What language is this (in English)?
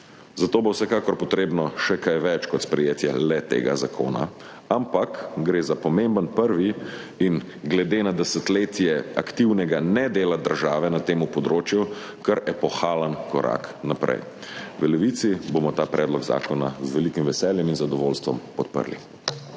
Slovenian